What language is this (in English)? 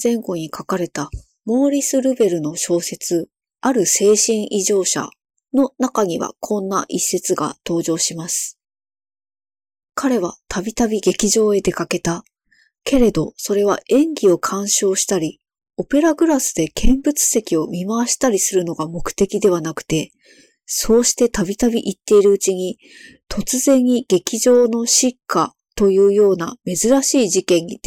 Japanese